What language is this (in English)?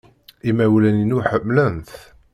Kabyle